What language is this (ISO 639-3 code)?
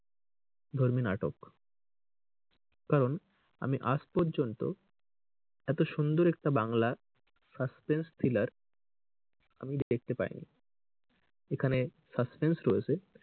ben